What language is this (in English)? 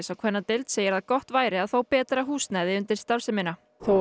Icelandic